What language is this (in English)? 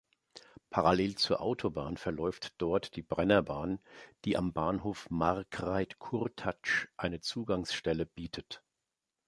German